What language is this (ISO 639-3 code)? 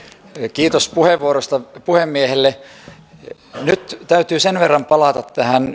fin